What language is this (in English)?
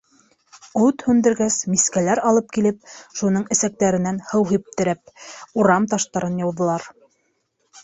Bashkir